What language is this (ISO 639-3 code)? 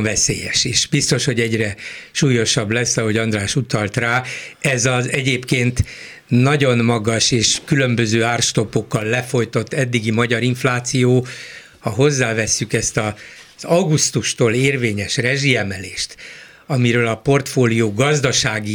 hun